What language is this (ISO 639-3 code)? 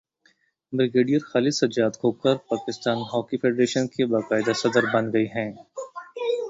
urd